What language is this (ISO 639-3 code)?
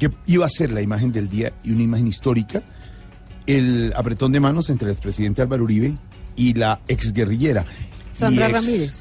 spa